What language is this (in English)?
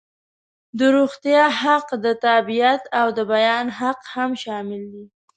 Pashto